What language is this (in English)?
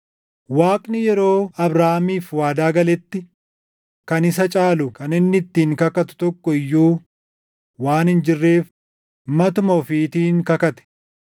Oromo